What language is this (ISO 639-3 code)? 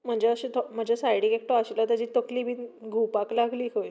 kok